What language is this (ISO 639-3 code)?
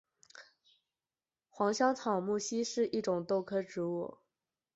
zho